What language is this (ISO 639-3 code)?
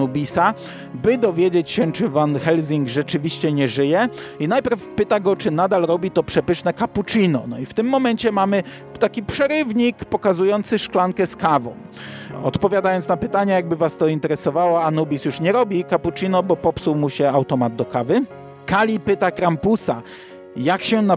pol